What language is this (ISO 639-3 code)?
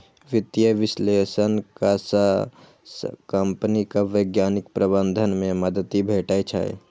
mai